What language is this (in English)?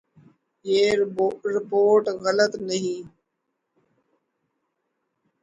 Urdu